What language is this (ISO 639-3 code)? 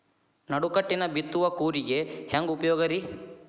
kan